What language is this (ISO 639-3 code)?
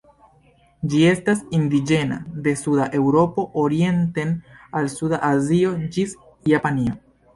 epo